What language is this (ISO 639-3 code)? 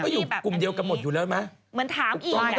tha